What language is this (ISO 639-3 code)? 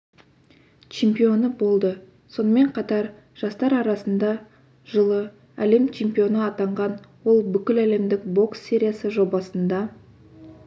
kaz